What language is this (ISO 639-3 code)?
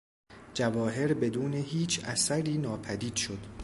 fas